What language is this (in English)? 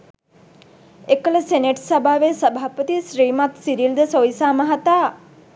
Sinhala